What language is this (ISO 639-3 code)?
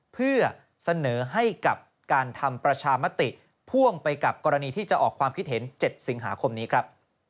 tha